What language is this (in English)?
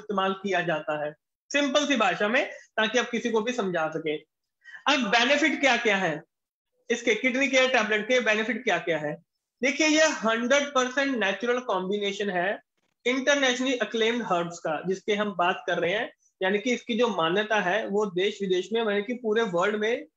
Hindi